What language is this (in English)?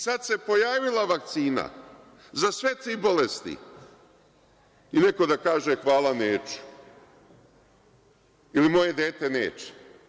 Serbian